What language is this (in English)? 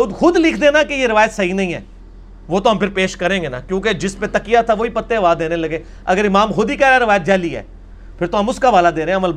Urdu